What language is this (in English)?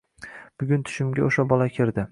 Uzbek